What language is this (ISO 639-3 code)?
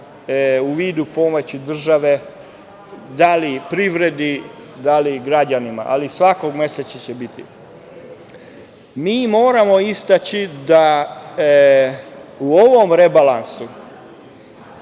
srp